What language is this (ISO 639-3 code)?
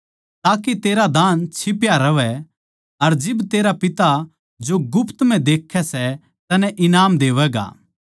bgc